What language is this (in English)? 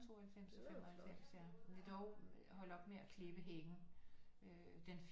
Danish